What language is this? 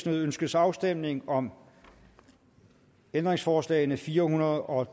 Danish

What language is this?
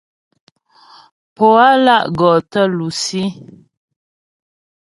Ghomala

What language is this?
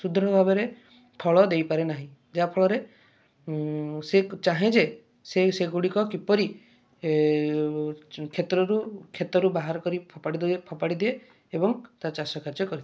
Odia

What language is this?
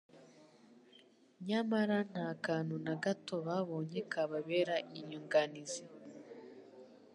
Kinyarwanda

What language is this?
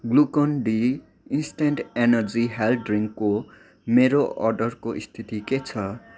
Nepali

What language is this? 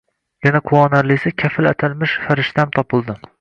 Uzbek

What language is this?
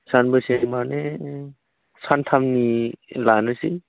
Bodo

